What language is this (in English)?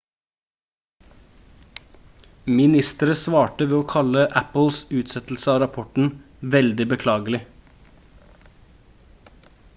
Norwegian Bokmål